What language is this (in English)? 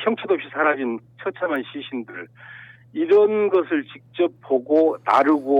Korean